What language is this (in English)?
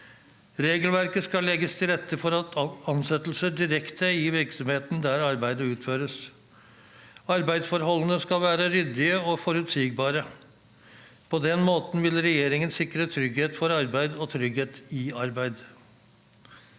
Norwegian